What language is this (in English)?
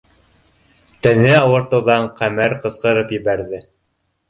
Bashkir